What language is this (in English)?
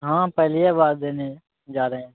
Maithili